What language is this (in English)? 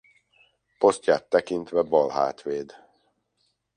Hungarian